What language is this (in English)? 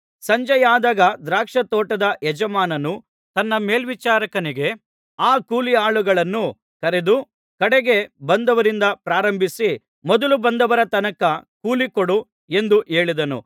Kannada